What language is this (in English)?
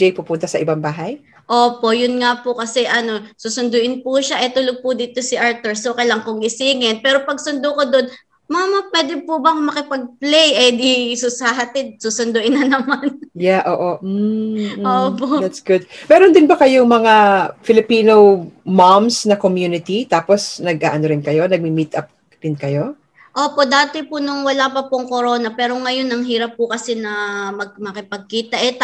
Filipino